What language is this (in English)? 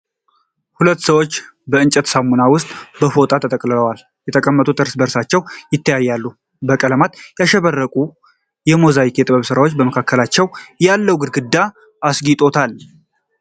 Amharic